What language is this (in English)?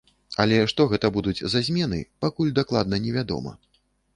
Belarusian